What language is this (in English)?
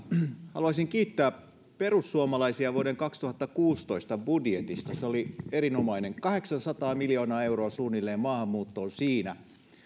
Finnish